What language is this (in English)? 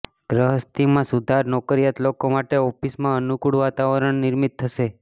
Gujarati